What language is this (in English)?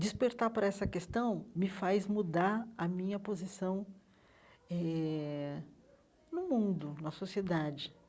Portuguese